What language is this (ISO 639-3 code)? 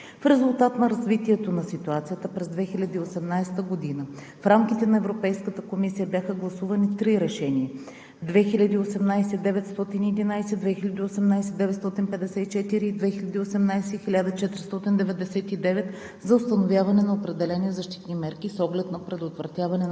bul